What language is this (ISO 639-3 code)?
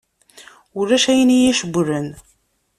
kab